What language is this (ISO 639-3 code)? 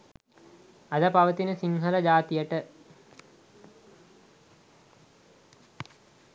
sin